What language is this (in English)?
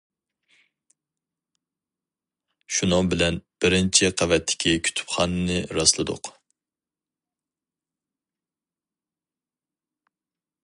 Uyghur